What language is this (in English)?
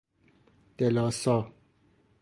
Persian